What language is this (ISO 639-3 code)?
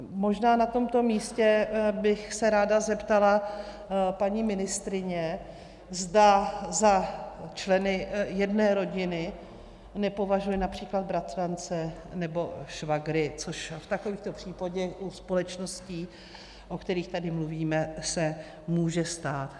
ces